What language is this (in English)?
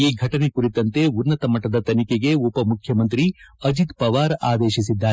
Kannada